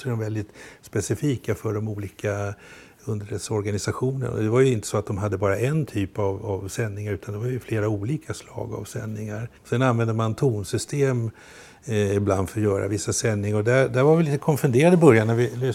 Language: Swedish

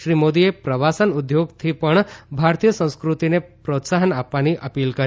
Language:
Gujarati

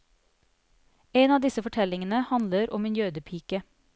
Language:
Norwegian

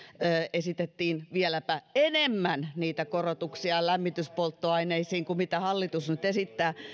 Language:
Finnish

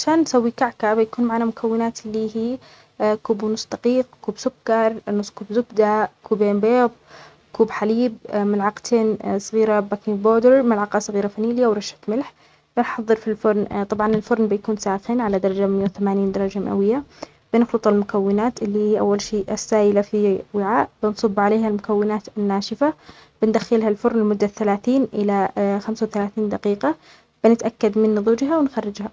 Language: Omani Arabic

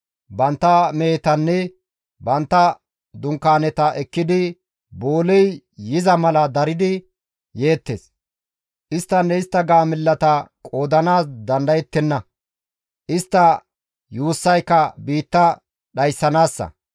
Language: Gamo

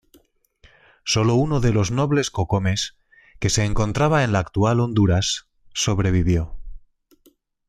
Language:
Spanish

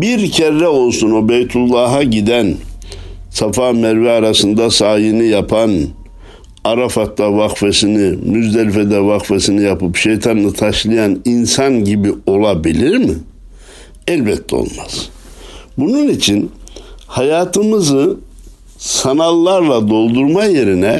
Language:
Turkish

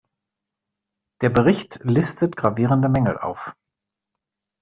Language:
German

